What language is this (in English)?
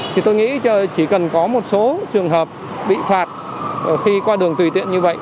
Vietnamese